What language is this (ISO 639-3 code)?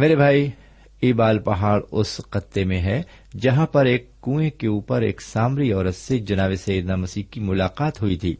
urd